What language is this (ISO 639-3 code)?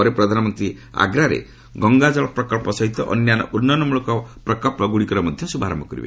ori